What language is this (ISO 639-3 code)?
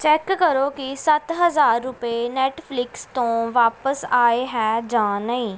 pan